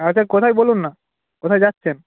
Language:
Bangla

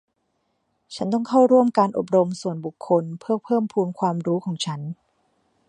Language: Thai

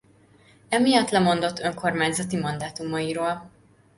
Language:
Hungarian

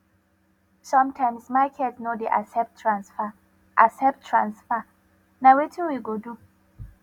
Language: Nigerian Pidgin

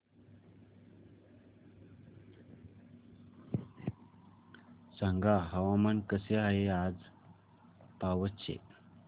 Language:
Marathi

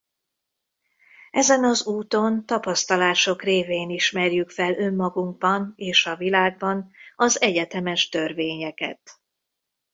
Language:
Hungarian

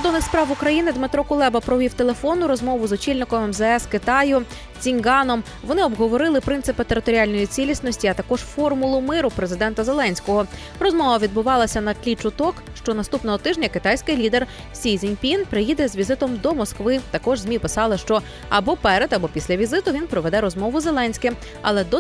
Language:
Ukrainian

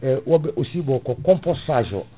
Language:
Fula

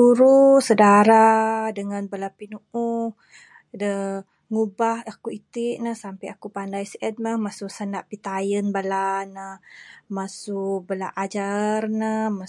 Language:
Bukar-Sadung Bidayuh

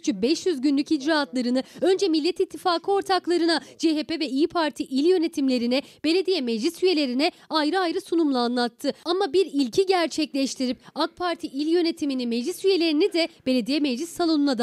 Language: Turkish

